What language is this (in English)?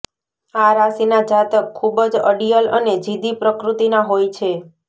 Gujarati